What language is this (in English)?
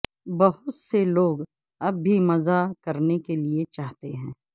Urdu